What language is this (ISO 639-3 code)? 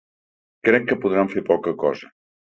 cat